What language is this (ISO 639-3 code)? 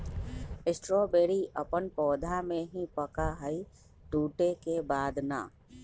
mag